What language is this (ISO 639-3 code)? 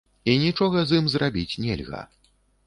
bel